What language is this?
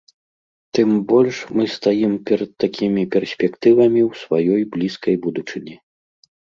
Belarusian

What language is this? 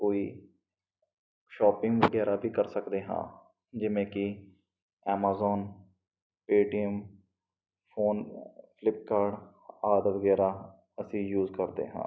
Punjabi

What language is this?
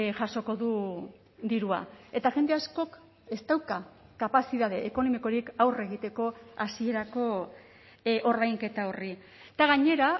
Basque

